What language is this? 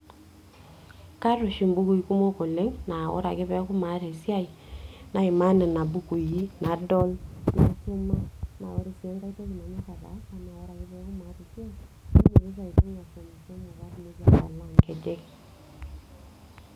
Masai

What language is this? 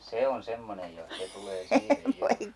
Finnish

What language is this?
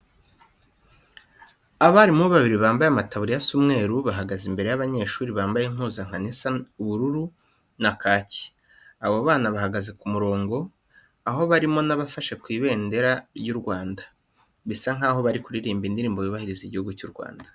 Kinyarwanda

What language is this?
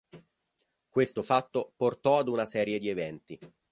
Italian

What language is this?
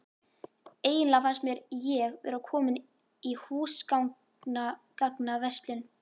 Icelandic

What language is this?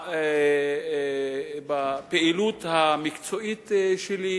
Hebrew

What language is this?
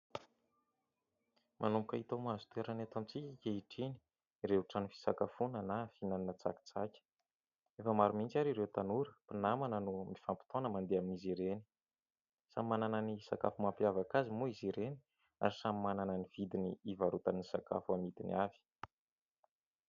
Malagasy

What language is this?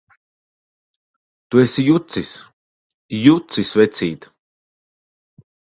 Latvian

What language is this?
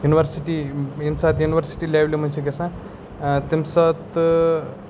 Kashmiri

